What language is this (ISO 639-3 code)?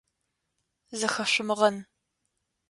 ady